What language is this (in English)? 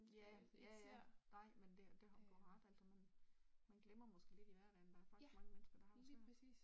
Danish